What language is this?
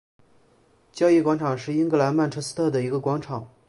Chinese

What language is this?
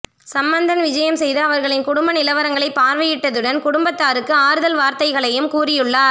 Tamil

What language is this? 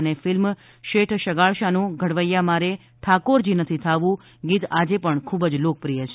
Gujarati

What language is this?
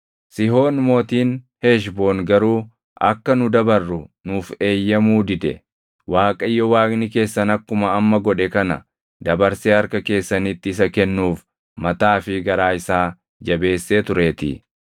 Oromo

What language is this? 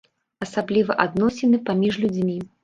Belarusian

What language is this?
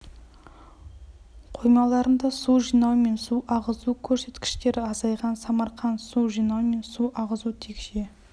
Kazakh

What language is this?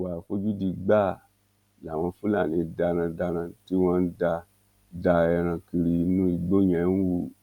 Yoruba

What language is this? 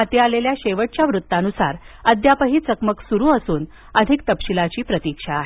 Marathi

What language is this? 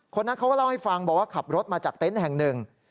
Thai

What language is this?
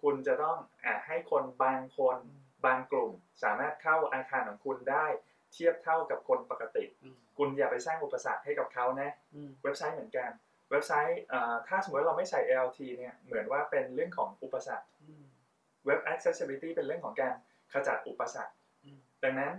Thai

